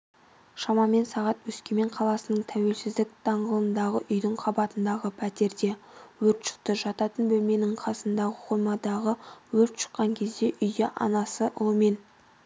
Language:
Kazakh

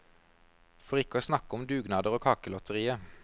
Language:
Norwegian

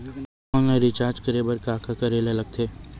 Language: Chhattisgarhi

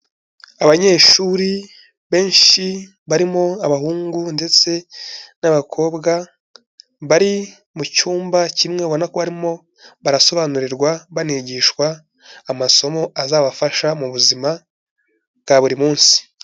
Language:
Kinyarwanda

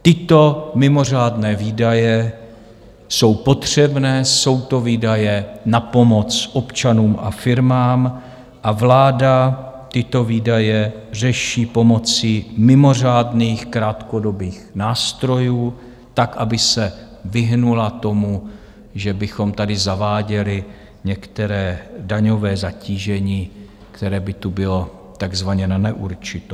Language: Czech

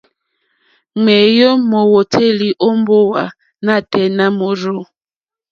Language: Mokpwe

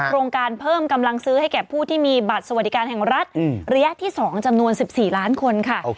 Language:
Thai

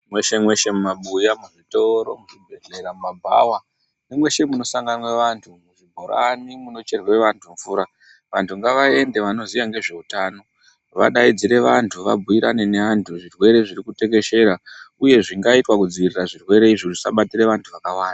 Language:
Ndau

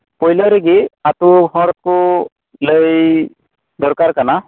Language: Santali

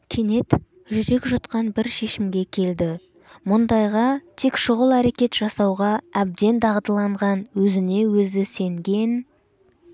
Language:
Kazakh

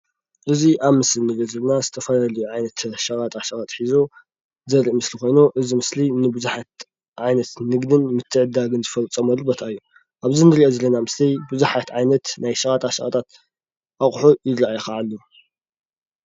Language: Tigrinya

